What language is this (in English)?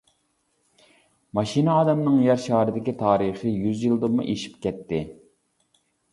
Uyghur